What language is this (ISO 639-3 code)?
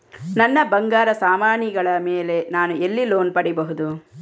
kan